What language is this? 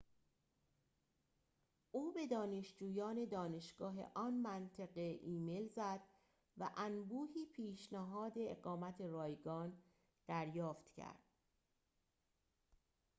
Persian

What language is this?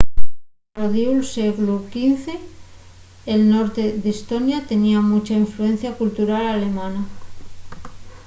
Asturian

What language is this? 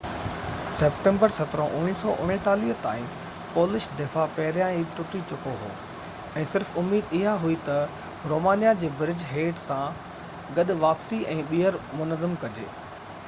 Sindhi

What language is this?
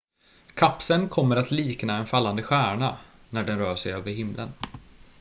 Swedish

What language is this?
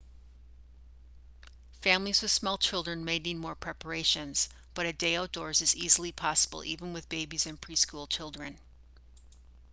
English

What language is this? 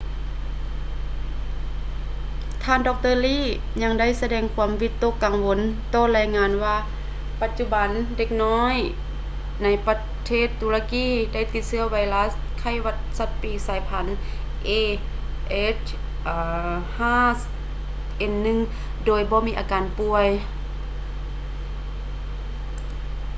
Lao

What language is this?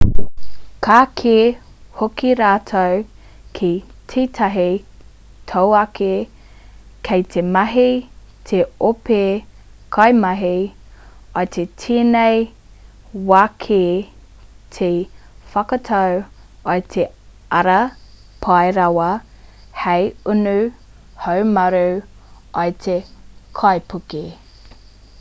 Māori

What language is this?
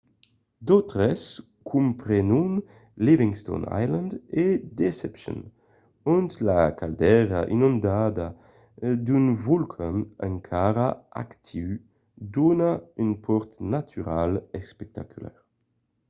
Occitan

